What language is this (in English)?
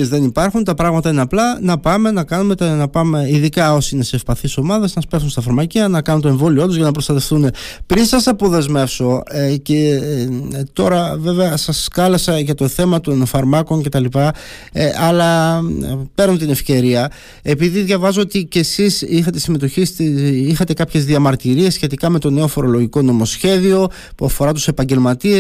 Greek